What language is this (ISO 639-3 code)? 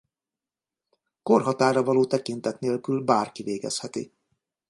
hun